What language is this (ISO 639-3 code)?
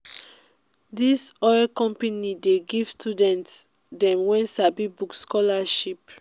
pcm